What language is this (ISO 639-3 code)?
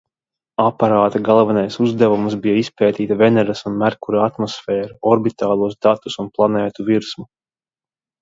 lav